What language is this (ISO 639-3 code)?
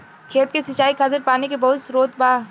bho